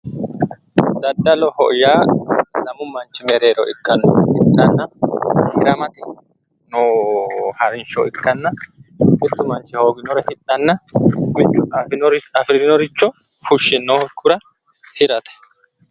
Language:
Sidamo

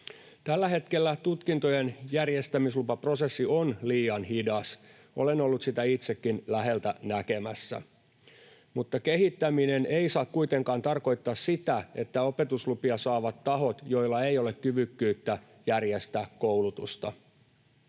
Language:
Finnish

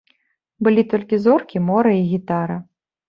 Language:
Belarusian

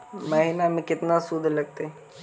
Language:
Magahi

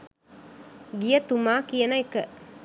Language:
Sinhala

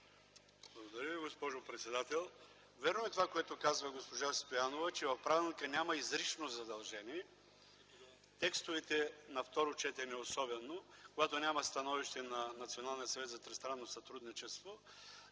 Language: Bulgarian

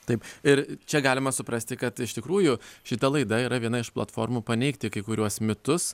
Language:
Lithuanian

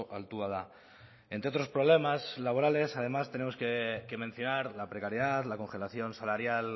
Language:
Spanish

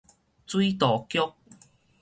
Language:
Min Nan Chinese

